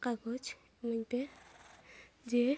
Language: Santali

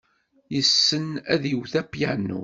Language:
Kabyle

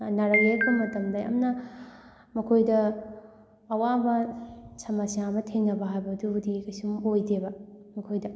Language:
Manipuri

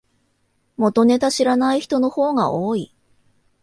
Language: Japanese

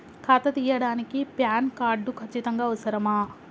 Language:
Telugu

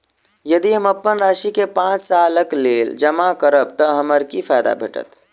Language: Maithili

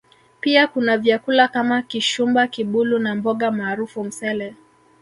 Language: Swahili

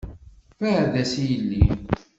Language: Kabyle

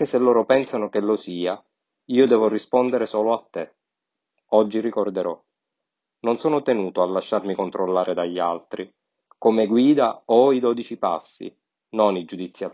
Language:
Italian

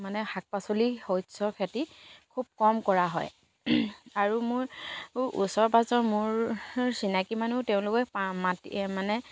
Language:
Assamese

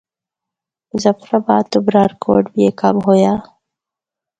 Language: Northern Hindko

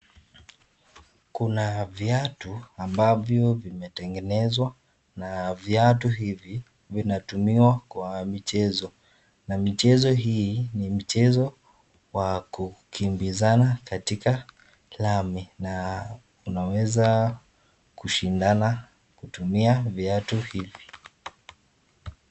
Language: Swahili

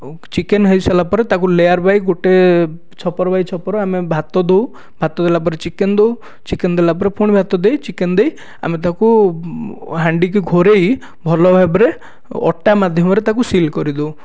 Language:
Odia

